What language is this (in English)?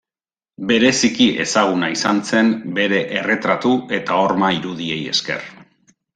Basque